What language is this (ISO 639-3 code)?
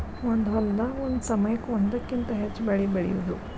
kan